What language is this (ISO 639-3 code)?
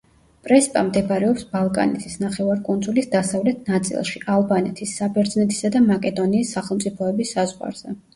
kat